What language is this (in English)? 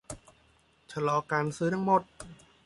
Thai